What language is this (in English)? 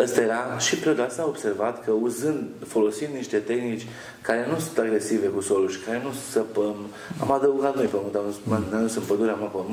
Romanian